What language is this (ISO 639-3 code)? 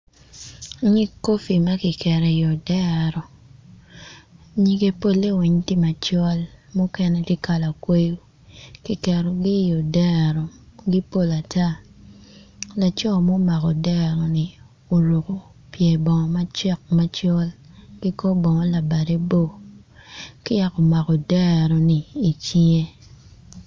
ach